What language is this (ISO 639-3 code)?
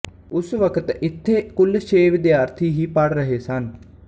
pan